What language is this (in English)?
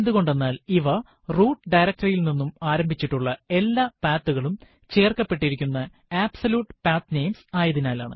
Malayalam